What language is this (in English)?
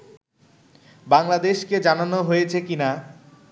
Bangla